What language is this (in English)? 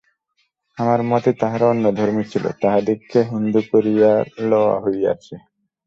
Bangla